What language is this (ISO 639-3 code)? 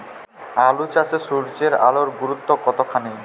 ben